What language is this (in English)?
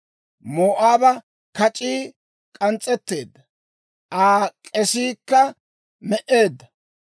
Dawro